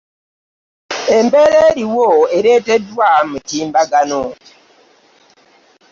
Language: Ganda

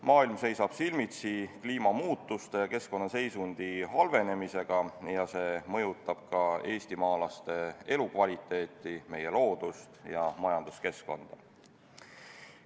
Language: Estonian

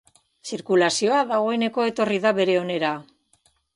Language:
Basque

